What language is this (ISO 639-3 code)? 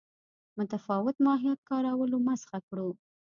pus